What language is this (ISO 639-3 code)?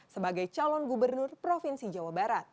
ind